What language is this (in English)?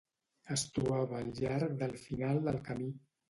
Catalan